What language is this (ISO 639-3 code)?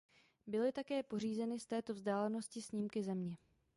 ces